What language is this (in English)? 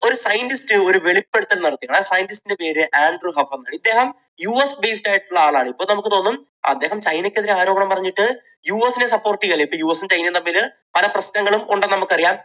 Malayalam